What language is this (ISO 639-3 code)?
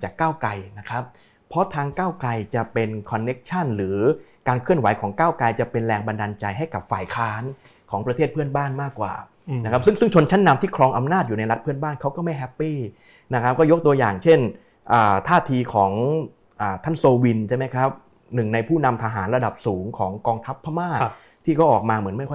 tha